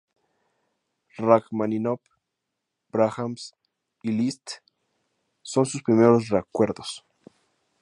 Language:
Spanish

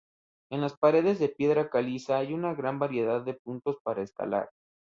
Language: Spanish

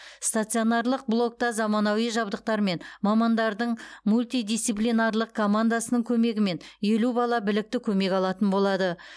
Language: Kazakh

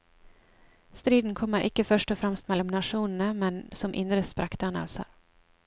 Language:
Norwegian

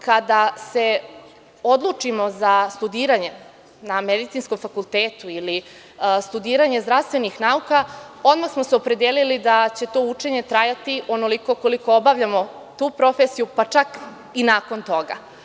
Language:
Serbian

